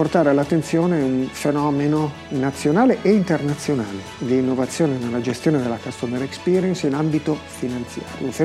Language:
Italian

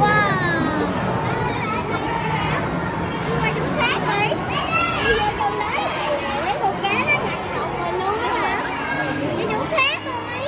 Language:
Vietnamese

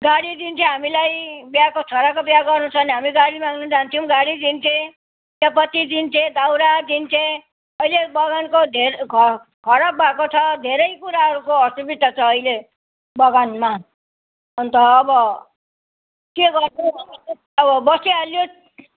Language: Nepali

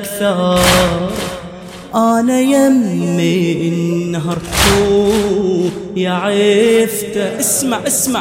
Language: Arabic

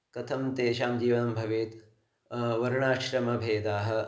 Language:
Sanskrit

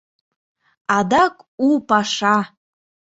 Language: Mari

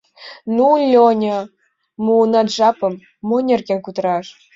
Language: Mari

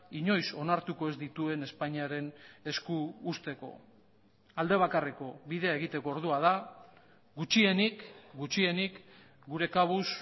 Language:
Basque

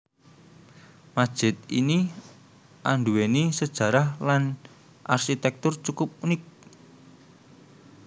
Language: Javanese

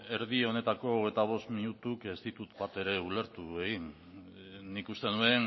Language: Basque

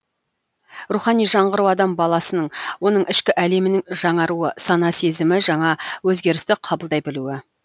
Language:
Kazakh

